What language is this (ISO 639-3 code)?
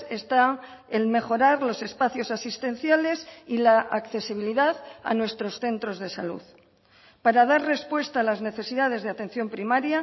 spa